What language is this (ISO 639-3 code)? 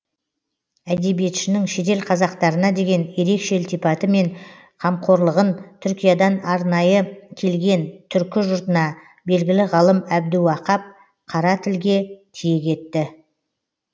kaz